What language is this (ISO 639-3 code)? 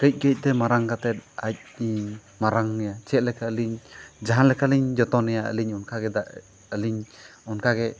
sat